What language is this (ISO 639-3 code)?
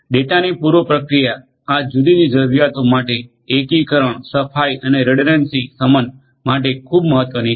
guj